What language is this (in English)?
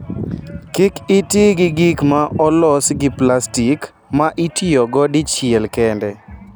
Luo (Kenya and Tanzania)